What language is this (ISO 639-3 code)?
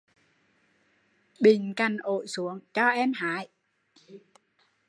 vie